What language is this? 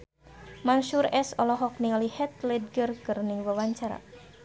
Sundanese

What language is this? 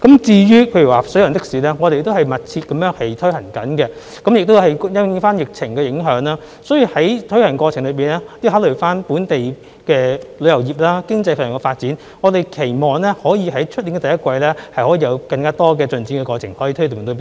Cantonese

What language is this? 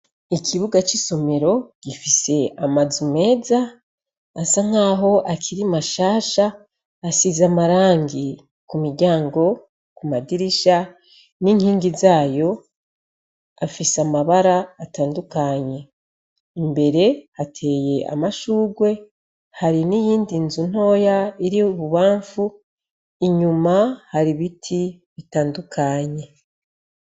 Rundi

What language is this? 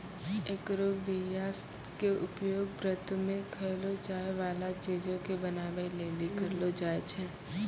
Maithili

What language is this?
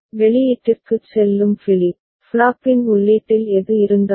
Tamil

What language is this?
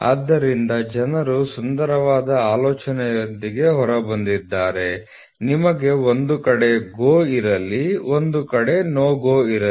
Kannada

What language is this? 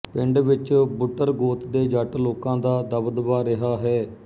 Punjabi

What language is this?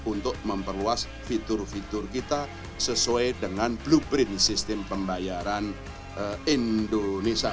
Indonesian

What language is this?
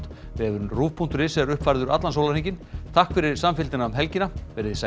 Icelandic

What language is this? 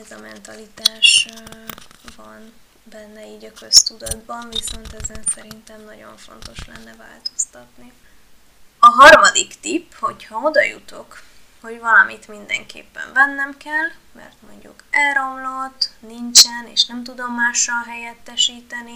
Hungarian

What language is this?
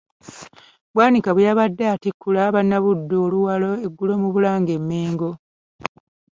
Ganda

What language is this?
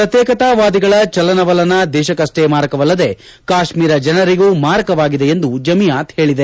Kannada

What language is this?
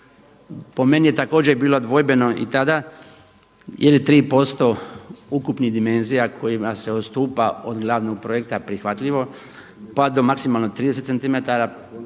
Croatian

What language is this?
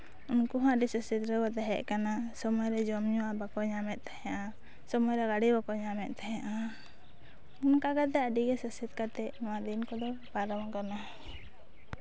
Santali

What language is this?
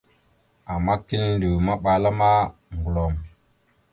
Mada (Cameroon)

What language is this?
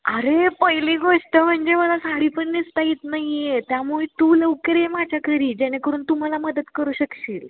Marathi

